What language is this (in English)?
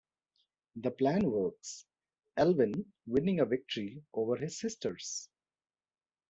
English